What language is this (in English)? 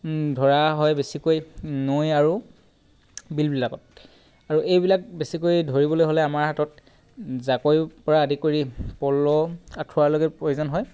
Assamese